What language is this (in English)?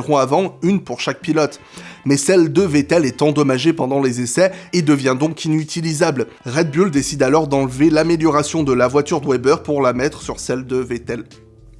French